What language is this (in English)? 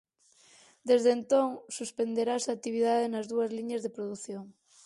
Galician